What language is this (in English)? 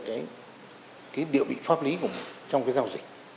Vietnamese